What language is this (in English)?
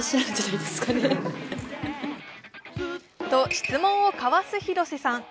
Japanese